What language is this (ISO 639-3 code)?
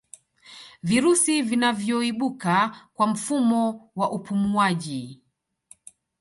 swa